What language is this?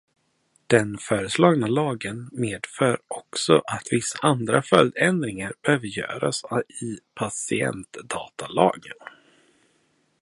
Swedish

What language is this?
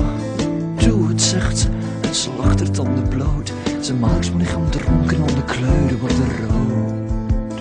Dutch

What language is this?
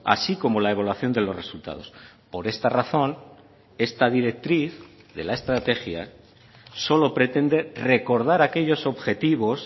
Spanish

